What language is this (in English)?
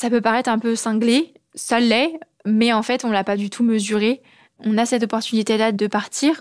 French